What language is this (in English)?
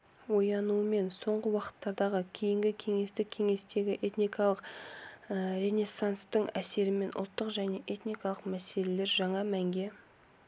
Kazakh